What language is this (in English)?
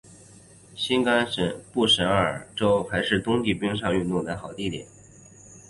Chinese